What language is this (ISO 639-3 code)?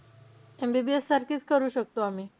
mar